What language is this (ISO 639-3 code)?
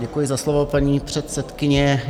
ces